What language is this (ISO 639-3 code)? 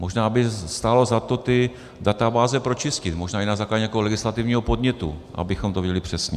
ces